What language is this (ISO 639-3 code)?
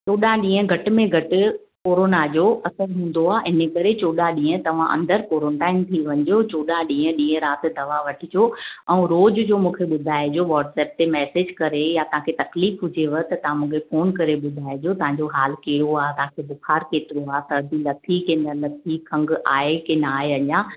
snd